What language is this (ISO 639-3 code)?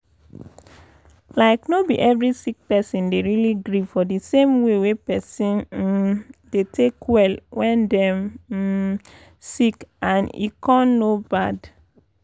pcm